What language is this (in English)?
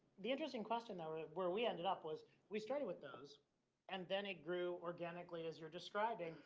English